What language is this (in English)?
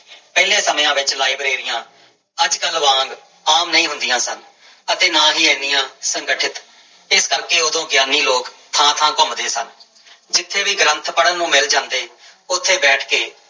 Punjabi